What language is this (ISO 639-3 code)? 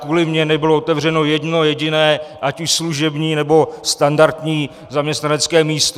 ces